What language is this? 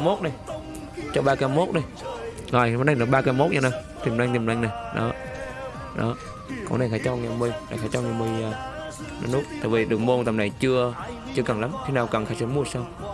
Vietnamese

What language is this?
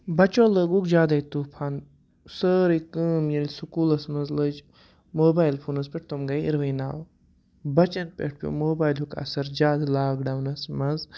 Kashmiri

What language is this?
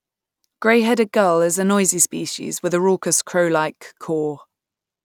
English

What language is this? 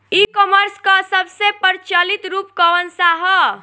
Bhojpuri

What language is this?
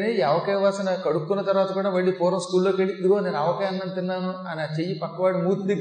Telugu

